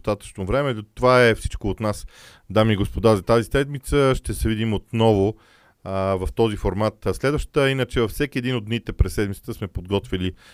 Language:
Bulgarian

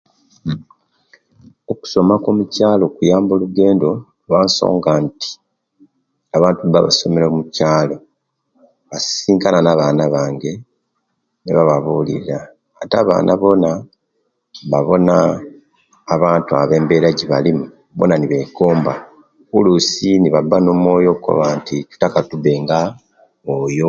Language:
Kenyi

